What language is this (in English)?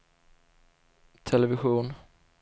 Swedish